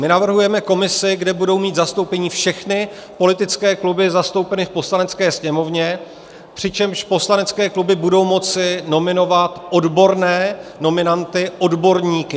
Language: Czech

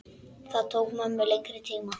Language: Icelandic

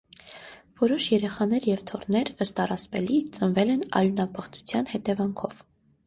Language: Armenian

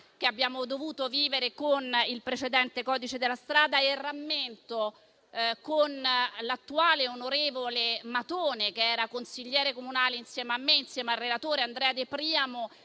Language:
Italian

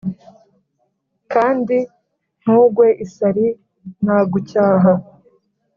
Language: Kinyarwanda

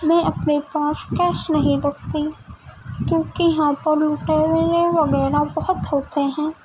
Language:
Urdu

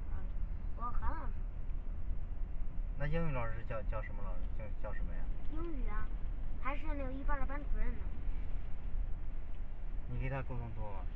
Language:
Chinese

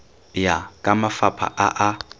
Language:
Tswana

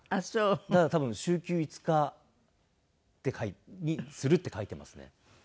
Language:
Japanese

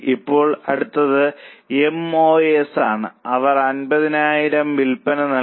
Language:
Malayalam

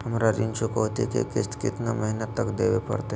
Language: Magahi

